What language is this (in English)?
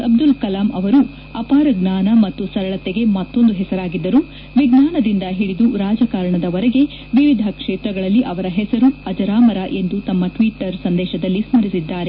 Kannada